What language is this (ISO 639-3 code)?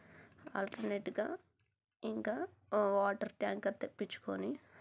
tel